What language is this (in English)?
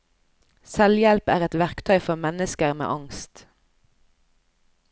Norwegian